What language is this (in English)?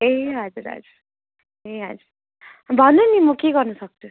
Nepali